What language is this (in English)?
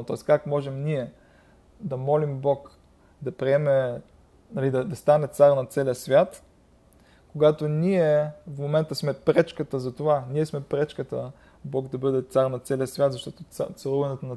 Bulgarian